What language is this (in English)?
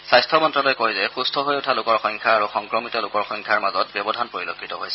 Assamese